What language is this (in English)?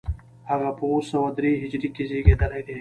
Pashto